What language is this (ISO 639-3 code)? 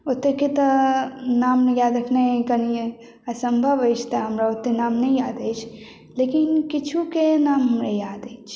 mai